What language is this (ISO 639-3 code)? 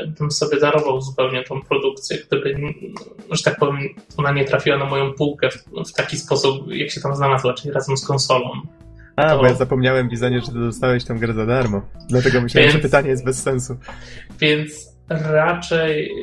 pol